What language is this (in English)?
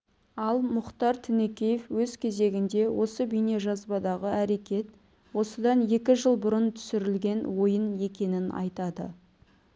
Kazakh